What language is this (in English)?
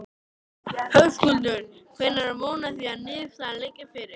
Icelandic